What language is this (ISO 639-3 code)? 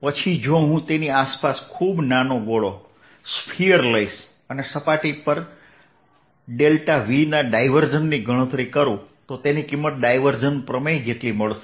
guj